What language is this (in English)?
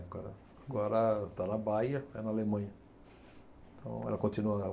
Portuguese